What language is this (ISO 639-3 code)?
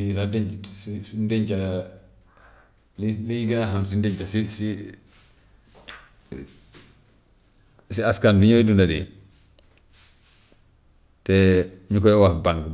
wof